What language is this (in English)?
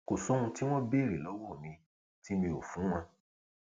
Yoruba